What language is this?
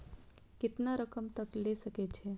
Maithili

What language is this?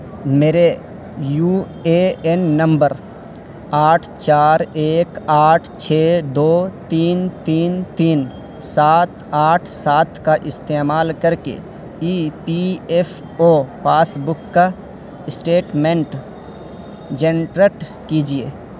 Urdu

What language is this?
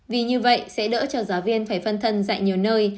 Vietnamese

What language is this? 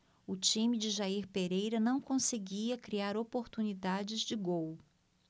Portuguese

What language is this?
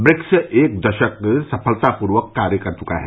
Hindi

